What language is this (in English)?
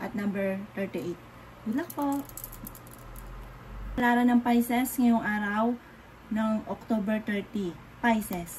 Filipino